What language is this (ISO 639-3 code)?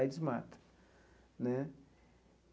por